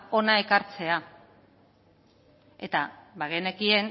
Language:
Basque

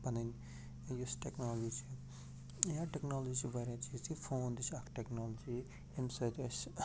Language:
Kashmiri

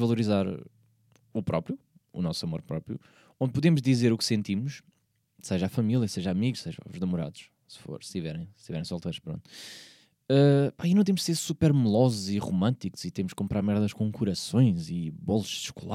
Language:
Portuguese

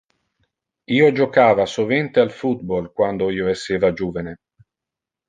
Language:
Interlingua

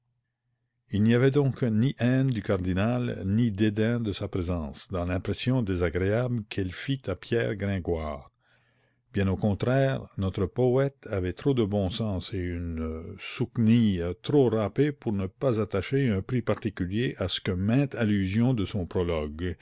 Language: French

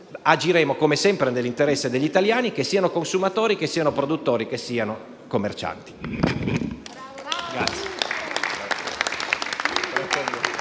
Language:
Italian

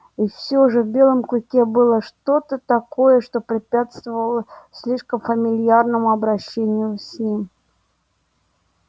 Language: Russian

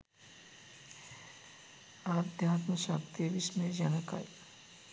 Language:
Sinhala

